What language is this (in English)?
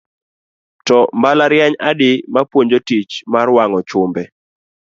Luo (Kenya and Tanzania)